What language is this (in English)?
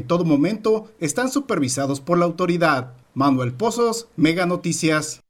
Spanish